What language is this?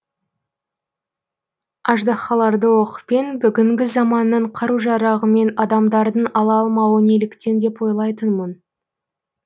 Kazakh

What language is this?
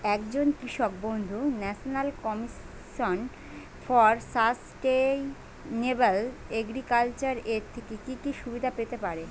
Bangla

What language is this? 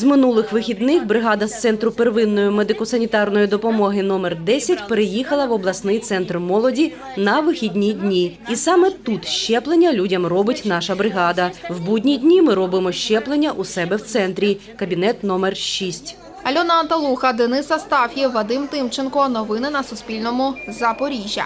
Ukrainian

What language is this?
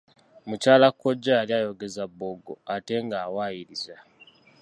Ganda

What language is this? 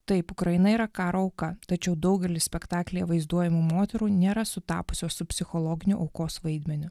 Lithuanian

